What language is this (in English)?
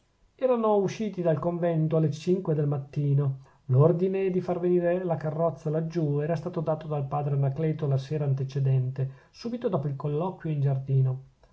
Italian